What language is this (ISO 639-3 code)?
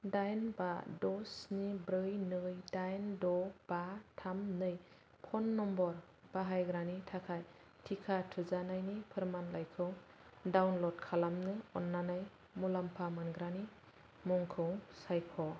brx